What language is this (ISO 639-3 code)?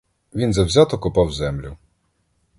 ukr